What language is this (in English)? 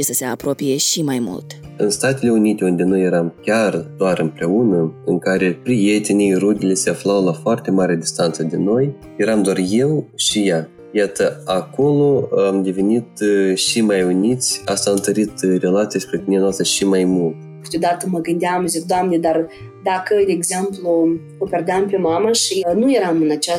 Romanian